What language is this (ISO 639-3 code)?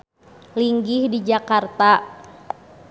sun